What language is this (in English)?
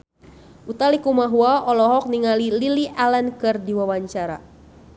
Sundanese